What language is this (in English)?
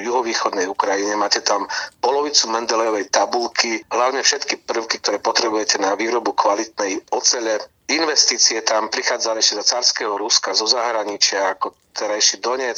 Slovak